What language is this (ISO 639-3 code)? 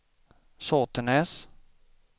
swe